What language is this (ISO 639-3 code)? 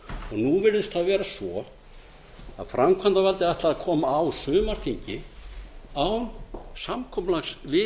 isl